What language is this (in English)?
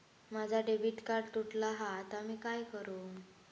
Marathi